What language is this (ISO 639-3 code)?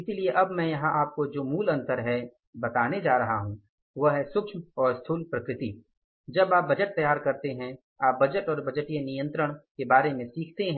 hin